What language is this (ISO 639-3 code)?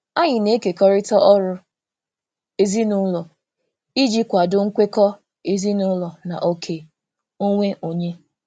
ibo